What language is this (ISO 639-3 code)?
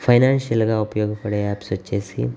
tel